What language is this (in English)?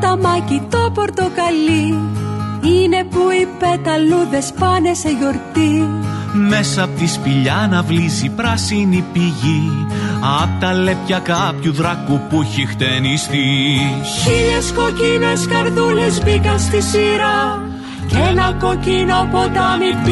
Greek